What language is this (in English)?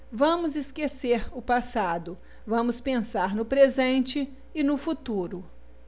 Portuguese